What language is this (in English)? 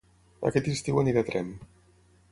Catalan